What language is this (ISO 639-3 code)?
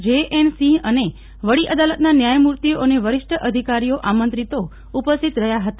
guj